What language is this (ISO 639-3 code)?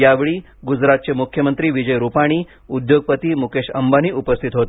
mar